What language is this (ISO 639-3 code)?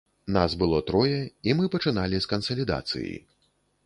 bel